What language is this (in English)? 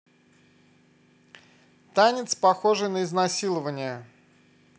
Russian